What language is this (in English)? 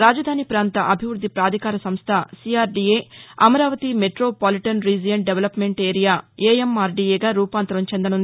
Telugu